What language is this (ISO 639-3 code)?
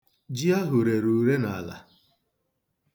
ibo